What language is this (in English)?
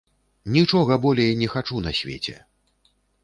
Belarusian